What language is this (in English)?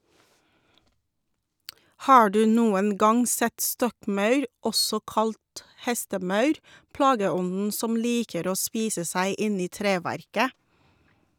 Norwegian